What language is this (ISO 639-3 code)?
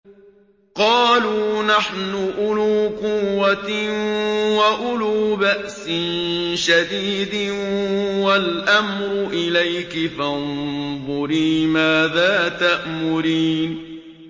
ara